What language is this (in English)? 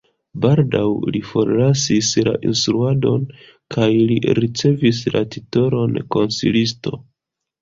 Esperanto